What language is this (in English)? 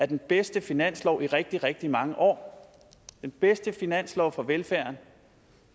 Danish